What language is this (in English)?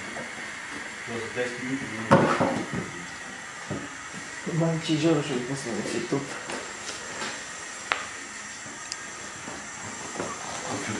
Bulgarian